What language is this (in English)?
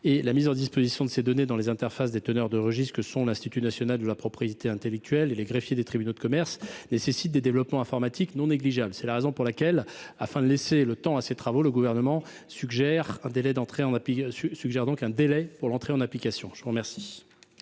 French